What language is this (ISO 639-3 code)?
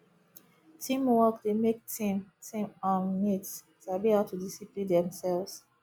pcm